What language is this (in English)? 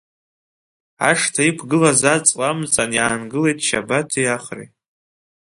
Abkhazian